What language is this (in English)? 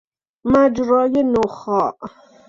Persian